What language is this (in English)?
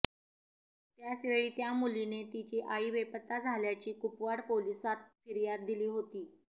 Marathi